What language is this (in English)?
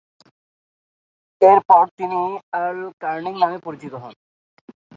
Bangla